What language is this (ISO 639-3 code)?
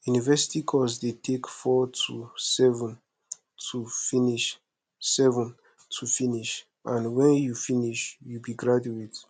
pcm